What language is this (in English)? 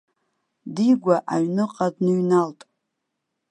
Abkhazian